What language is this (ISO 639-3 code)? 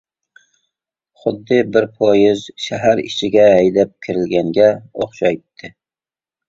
uig